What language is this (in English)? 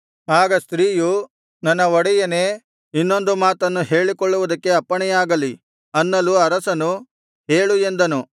Kannada